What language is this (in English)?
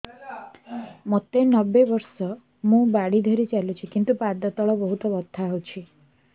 Odia